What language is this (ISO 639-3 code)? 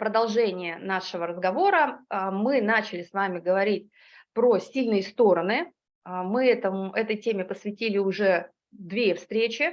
rus